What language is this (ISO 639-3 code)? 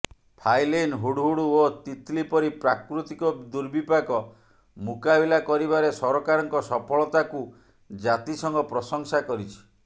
ori